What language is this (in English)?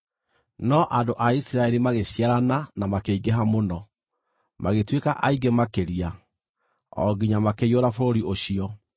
Kikuyu